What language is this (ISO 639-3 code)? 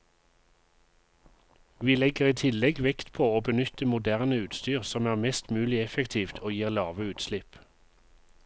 nor